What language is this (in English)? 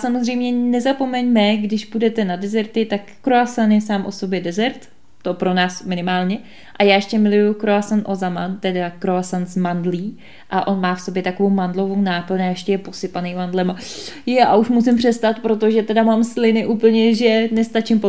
Czech